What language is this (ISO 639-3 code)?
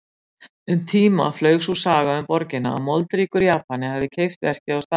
isl